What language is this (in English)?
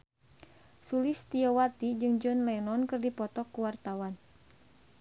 Sundanese